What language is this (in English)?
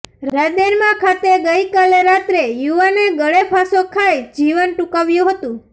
Gujarati